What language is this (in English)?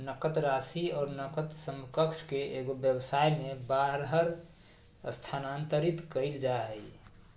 Magahi